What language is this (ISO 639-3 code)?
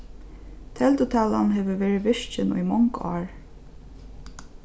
fao